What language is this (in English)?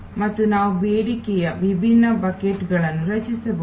Kannada